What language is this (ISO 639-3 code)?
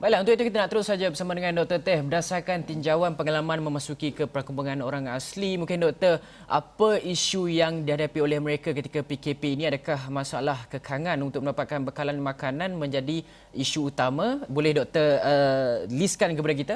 msa